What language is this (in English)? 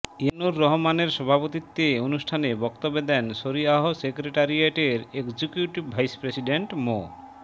Bangla